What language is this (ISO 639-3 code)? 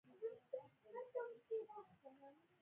pus